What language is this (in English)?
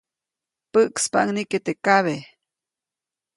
Copainalá Zoque